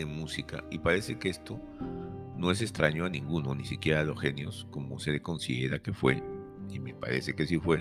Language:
Spanish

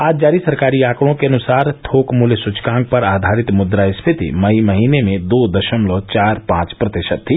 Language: Hindi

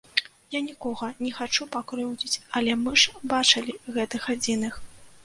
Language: Belarusian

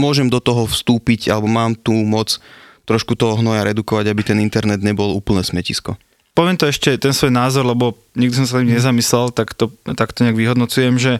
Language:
Slovak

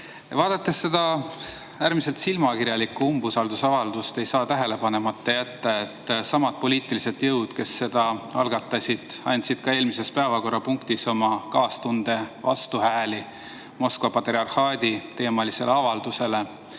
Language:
Estonian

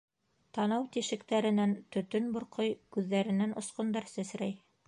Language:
Bashkir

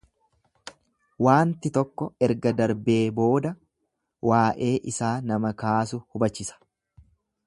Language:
Oromo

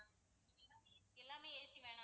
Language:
Tamil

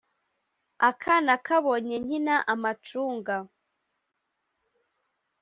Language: Kinyarwanda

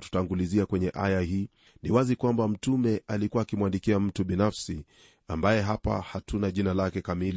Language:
Swahili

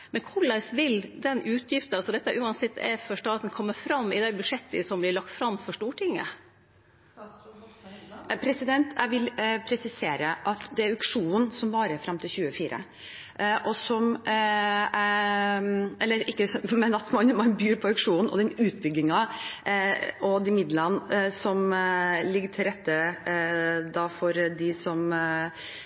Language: Norwegian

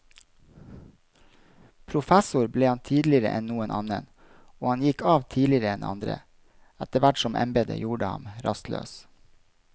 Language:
Norwegian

